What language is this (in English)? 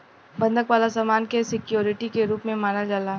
Bhojpuri